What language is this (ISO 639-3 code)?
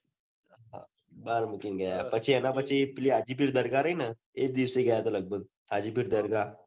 guj